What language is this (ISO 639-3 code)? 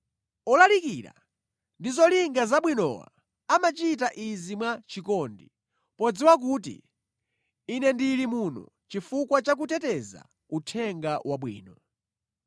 nya